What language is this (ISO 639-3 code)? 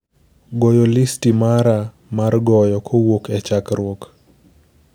luo